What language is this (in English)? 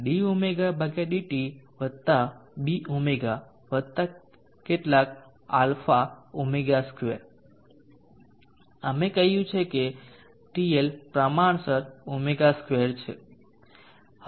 Gujarati